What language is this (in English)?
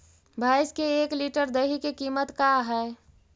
Magahi